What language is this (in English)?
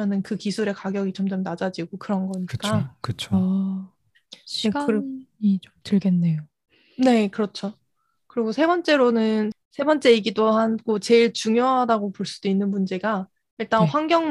Korean